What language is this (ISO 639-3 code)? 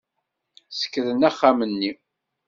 kab